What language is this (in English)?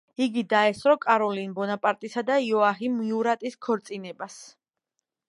Georgian